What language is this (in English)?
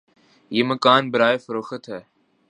Urdu